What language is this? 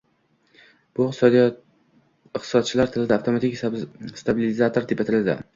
Uzbek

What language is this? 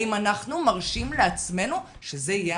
Hebrew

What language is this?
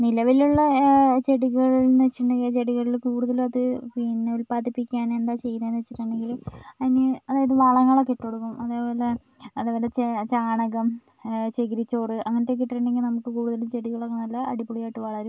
Malayalam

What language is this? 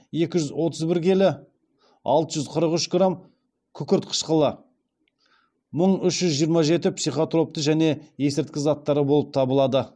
Kazakh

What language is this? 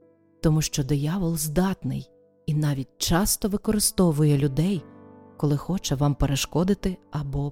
Ukrainian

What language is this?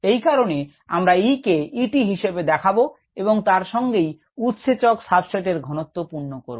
Bangla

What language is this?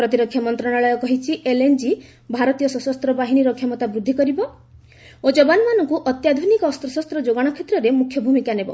Odia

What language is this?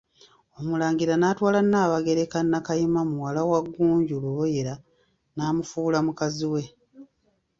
Ganda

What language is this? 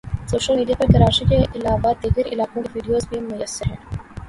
Urdu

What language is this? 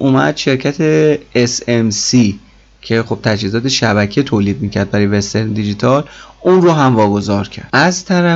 Persian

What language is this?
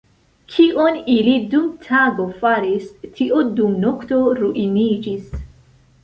Esperanto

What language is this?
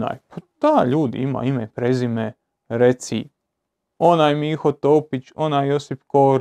Croatian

